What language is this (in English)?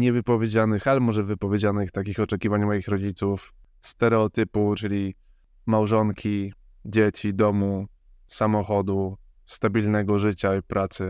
Polish